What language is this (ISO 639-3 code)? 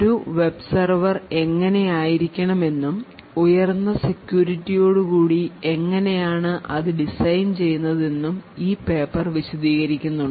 mal